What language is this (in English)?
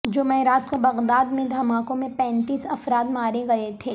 Urdu